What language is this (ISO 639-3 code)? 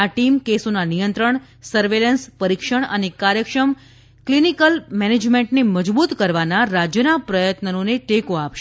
guj